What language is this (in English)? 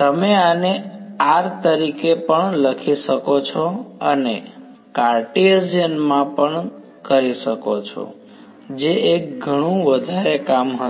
Gujarati